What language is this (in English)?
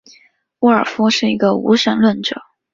Chinese